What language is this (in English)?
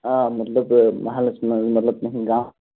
Kashmiri